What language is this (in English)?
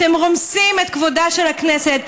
Hebrew